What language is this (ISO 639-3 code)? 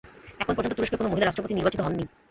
ben